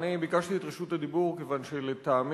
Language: Hebrew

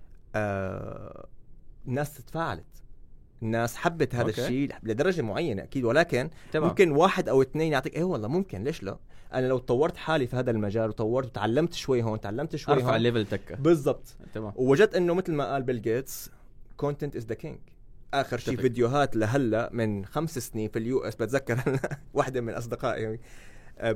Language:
Arabic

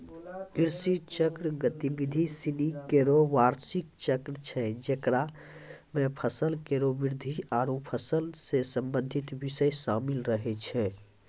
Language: Maithili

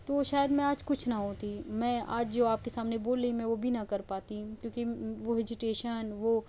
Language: Urdu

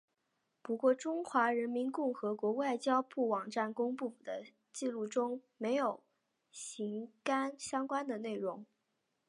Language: Chinese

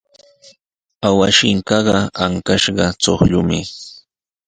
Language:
Sihuas Ancash Quechua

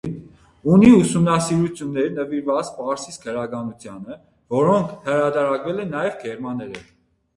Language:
Armenian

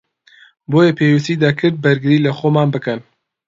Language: Central Kurdish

